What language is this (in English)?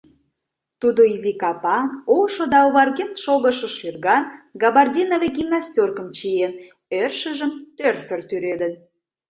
Mari